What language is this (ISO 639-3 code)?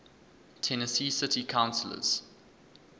eng